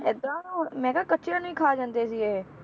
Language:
Punjabi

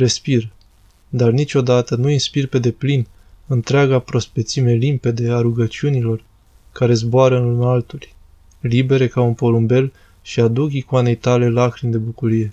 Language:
Romanian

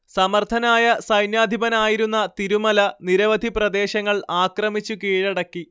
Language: Malayalam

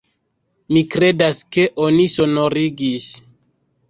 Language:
Esperanto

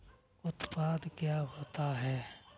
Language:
Hindi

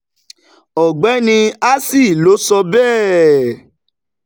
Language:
Yoruba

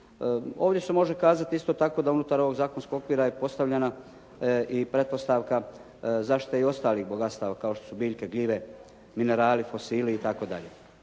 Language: Croatian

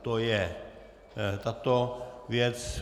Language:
Czech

